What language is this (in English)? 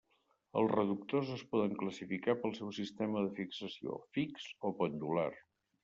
Catalan